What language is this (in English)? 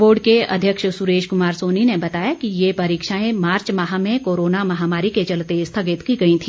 Hindi